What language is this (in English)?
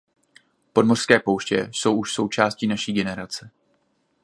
Czech